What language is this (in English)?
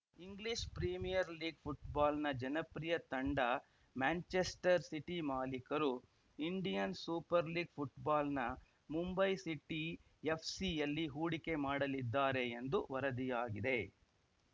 Kannada